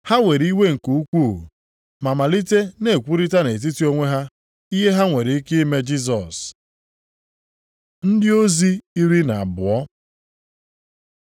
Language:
Igbo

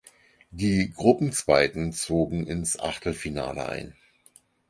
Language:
German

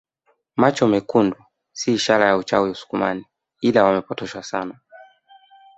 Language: Swahili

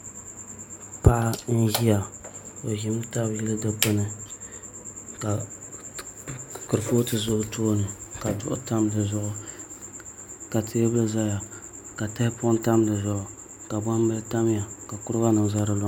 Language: Dagbani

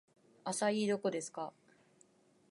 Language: Japanese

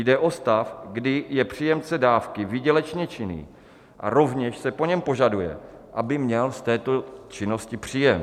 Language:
Czech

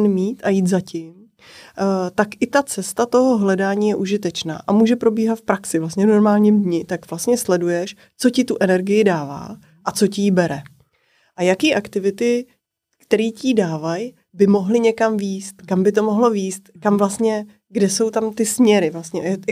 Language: Czech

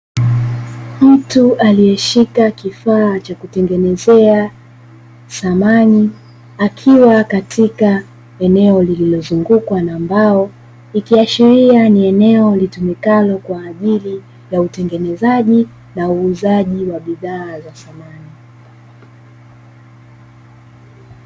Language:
Swahili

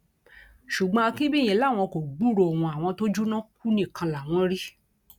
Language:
Yoruba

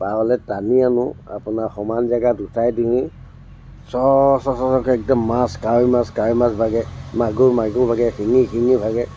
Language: Assamese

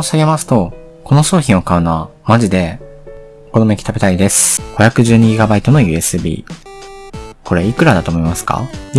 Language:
Japanese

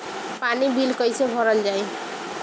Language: Bhojpuri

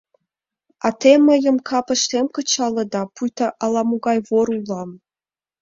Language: Mari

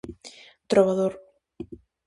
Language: Galician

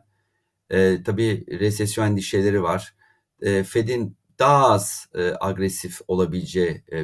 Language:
Turkish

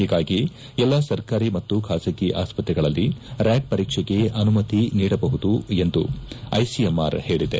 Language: Kannada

